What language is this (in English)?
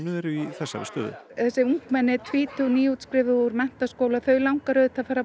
Icelandic